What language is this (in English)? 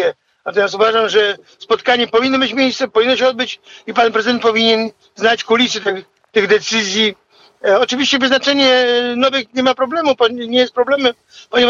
Polish